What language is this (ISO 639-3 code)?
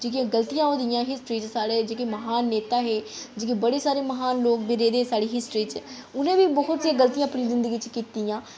doi